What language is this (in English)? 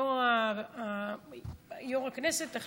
Hebrew